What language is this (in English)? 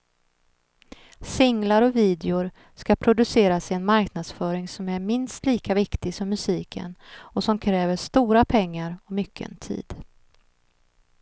Swedish